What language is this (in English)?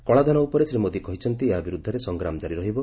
Odia